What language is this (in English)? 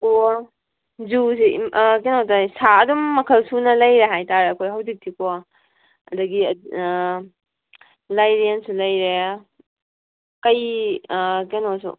Manipuri